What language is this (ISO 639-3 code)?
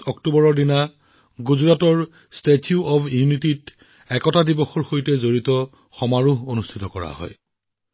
asm